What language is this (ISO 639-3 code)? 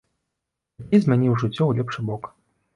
bel